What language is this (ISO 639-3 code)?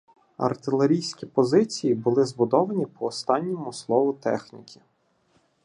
ukr